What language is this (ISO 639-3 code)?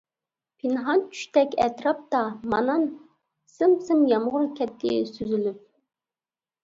uig